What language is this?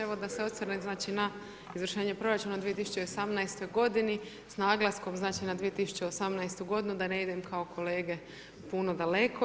Croatian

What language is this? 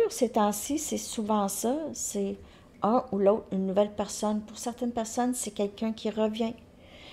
French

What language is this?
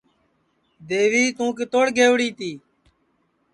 Sansi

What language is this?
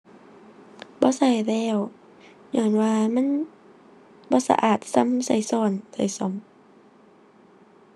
Thai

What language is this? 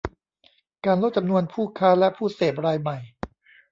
Thai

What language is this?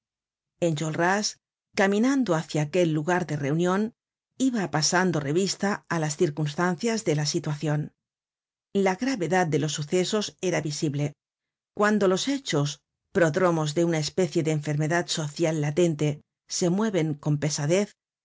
Spanish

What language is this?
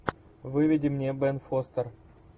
Russian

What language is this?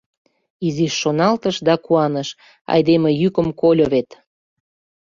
Mari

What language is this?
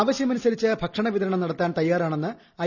Malayalam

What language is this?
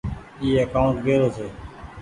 Goaria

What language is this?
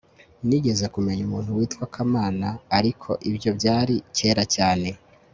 Kinyarwanda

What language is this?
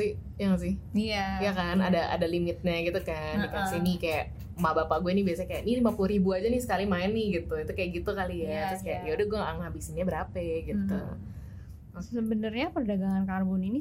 Indonesian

